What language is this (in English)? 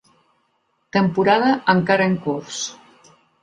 Catalan